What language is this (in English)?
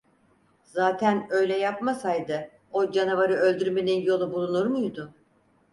Turkish